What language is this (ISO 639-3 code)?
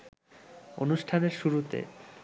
ben